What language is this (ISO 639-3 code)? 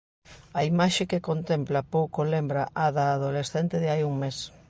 glg